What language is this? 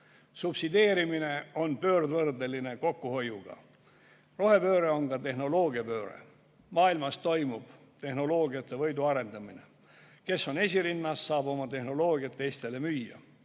Estonian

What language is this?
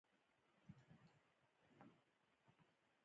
Pashto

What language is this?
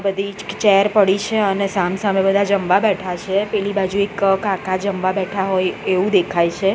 Gujarati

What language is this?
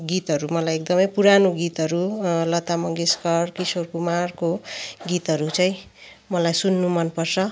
Nepali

